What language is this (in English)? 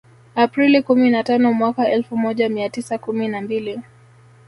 Swahili